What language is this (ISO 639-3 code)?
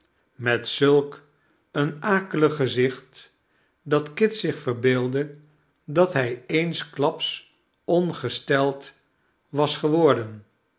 nld